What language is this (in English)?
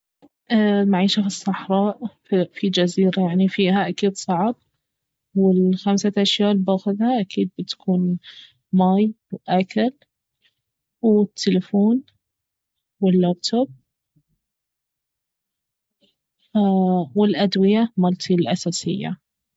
Baharna Arabic